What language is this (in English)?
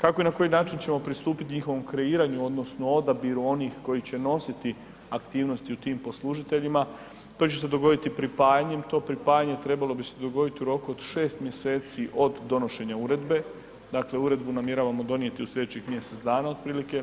Croatian